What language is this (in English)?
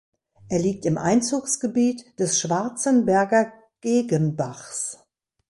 German